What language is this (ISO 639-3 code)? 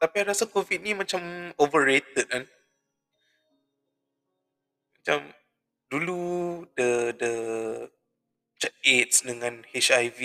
msa